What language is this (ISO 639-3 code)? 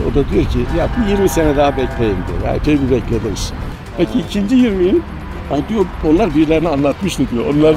tur